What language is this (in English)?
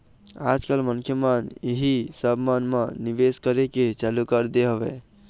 Chhattisgarhi